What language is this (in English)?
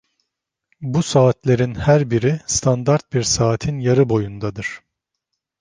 Turkish